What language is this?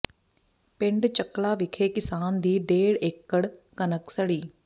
Punjabi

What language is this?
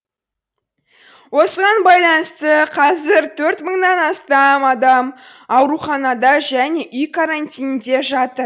Kazakh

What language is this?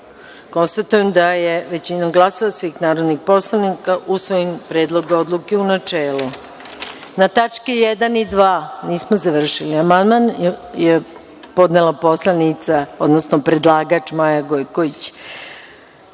Serbian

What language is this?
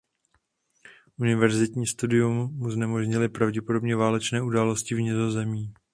Czech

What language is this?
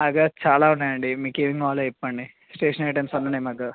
Telugu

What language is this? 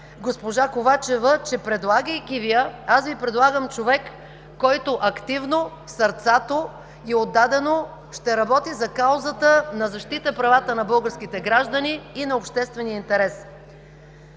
Bulgarian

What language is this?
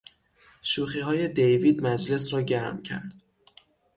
Persian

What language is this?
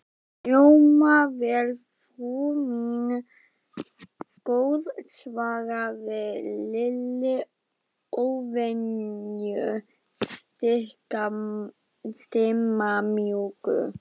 Icelandic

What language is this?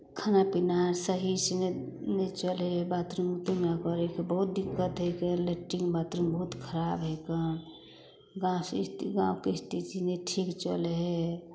Maithili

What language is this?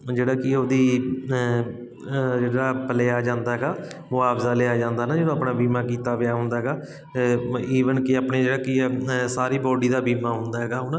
Punjabi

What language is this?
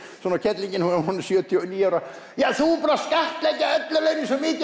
Icelandic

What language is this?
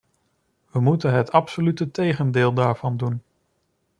Dutch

